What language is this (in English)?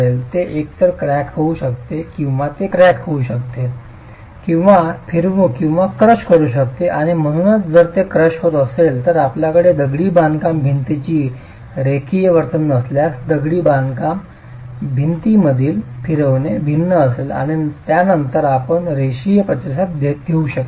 Marathi